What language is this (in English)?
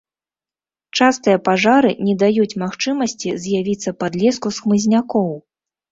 Belarusian